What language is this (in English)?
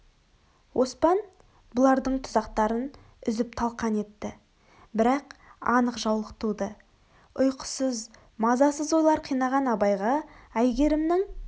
Kazakh